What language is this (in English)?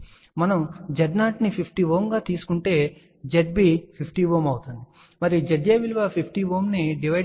Telugu